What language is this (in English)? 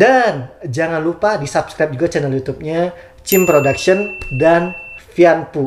Indonesian